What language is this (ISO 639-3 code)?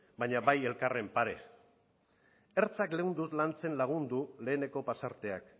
eus